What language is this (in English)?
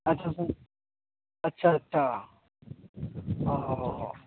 Hindi